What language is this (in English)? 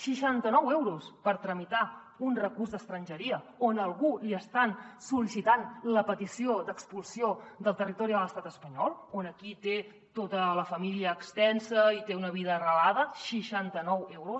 Catalan